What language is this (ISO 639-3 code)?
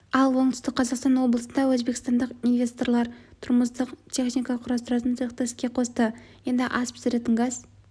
kaz